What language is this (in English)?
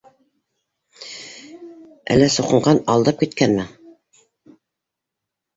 Bashkir